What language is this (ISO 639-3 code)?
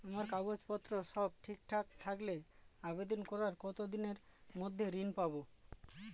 ben